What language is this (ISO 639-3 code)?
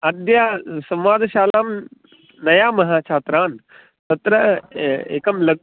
san